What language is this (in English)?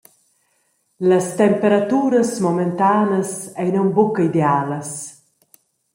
Romansh